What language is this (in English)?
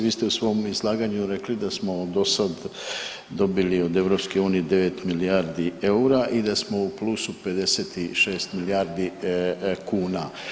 Croatian